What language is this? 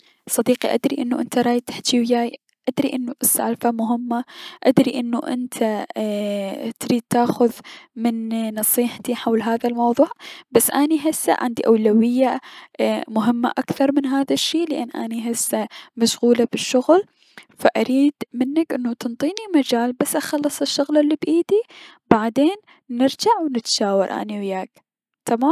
Mesopotamian Arabic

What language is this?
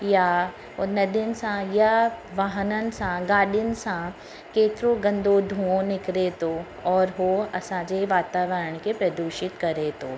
Sindhi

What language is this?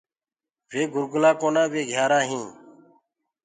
Gurgula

